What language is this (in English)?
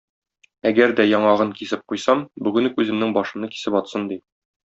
Tatar